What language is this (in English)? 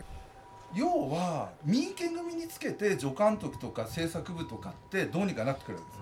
Japanese